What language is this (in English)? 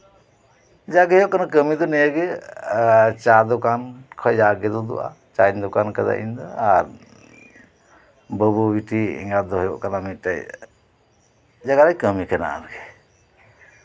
Santali